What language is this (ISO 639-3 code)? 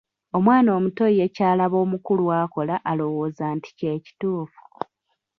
lug